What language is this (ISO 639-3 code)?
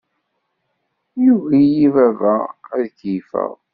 kab